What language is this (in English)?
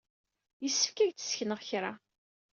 Kabyle